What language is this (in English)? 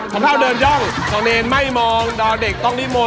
Thai